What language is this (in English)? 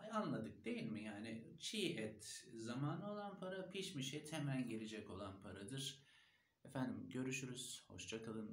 Turkish